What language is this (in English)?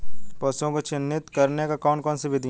Hindi